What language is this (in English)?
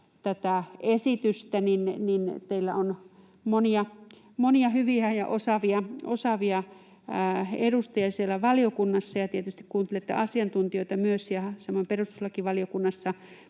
Finnish